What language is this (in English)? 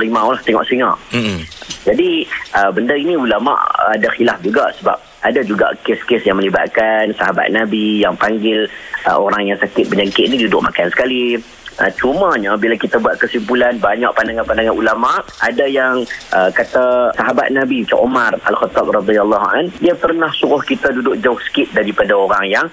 Malay